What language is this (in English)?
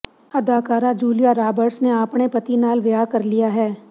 Punjabi